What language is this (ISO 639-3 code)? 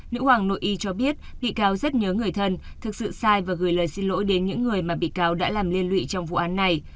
vie